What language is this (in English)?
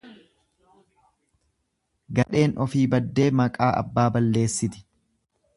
Oromo